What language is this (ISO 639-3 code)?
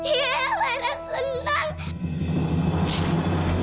ind